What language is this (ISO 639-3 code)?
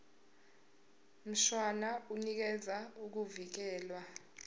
zul